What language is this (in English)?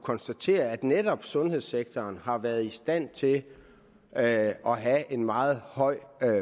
Danish